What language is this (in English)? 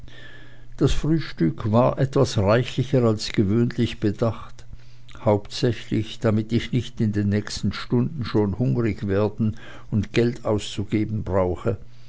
German